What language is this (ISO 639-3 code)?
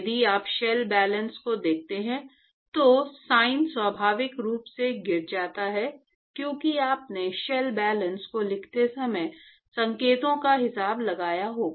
hin